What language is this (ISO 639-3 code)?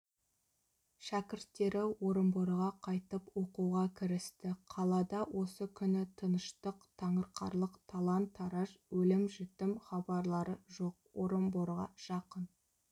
kaz